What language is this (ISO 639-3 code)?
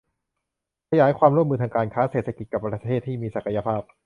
tha